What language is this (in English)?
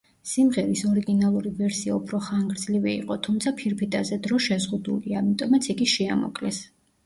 Georgian